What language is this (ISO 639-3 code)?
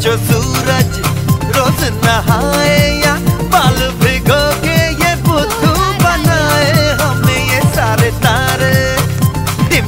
hin